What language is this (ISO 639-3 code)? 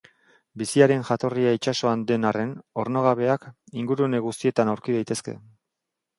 eus